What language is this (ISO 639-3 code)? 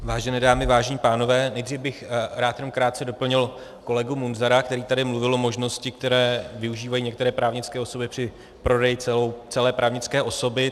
ces